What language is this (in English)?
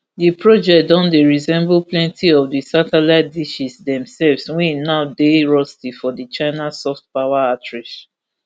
Nigerian Pidgin